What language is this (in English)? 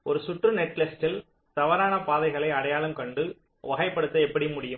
Tamil